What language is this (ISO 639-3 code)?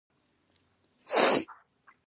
pus